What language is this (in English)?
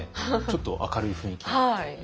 Japanese